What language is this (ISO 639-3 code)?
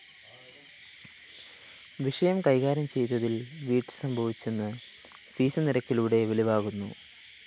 mal